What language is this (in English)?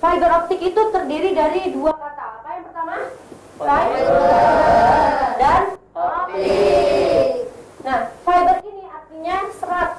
Indonesian